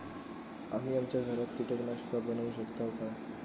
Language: Marathi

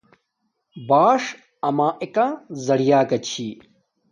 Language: Domaaki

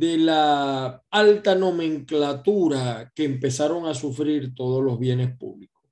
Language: Spanish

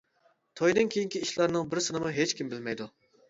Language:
Uyghur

